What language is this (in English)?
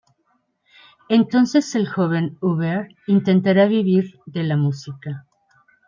Spanish